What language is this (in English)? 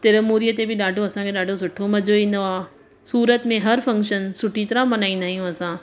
Sindhi